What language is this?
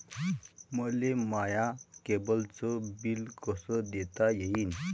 Marathi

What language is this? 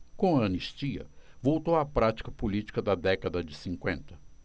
Portuguese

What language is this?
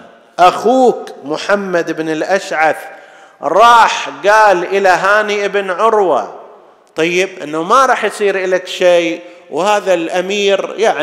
Arabic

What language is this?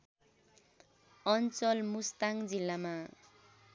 Nepali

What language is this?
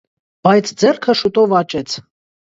Armenian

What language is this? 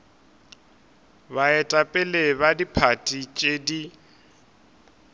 Northern Sotho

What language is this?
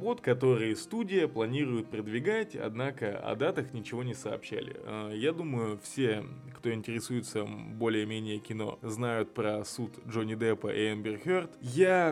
Russian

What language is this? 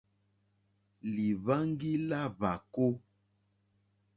Mokpwe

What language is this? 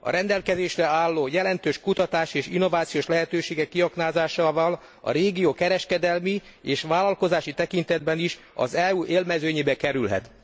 Hungarian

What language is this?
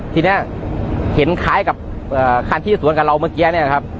Thai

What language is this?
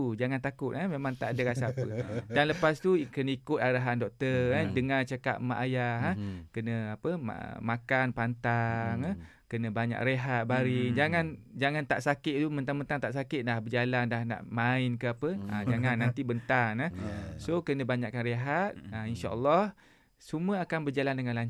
Malay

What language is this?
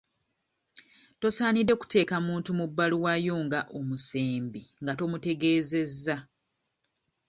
Ganda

